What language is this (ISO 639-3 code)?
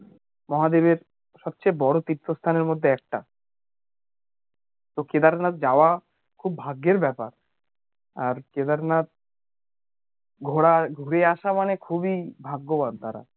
ben